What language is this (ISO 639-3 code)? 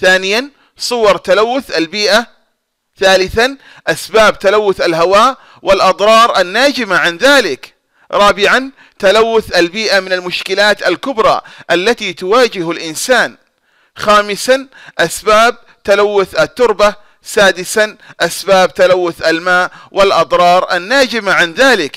ara